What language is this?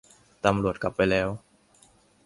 Thai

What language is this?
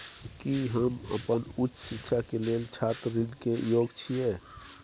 Maithili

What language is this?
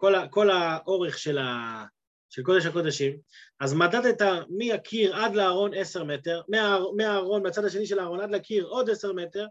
Hebrew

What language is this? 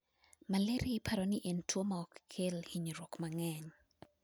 Luo (Kenya and Tanzania)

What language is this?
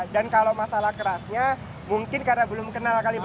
Indonesian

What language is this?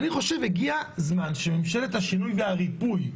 Hebrew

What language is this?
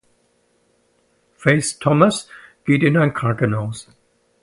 German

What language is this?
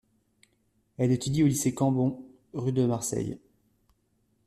French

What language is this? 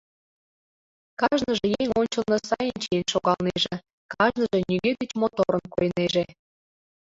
Mari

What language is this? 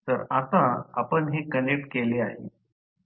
Marathi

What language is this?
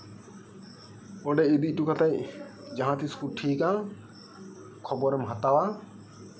Santali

